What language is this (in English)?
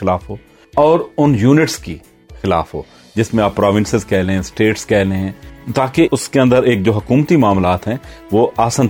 Urdu